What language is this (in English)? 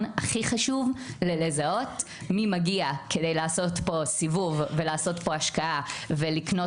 Hebrew